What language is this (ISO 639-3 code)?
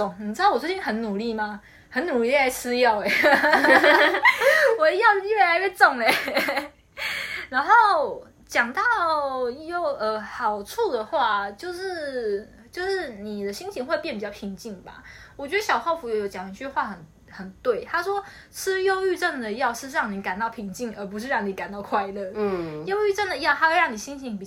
zho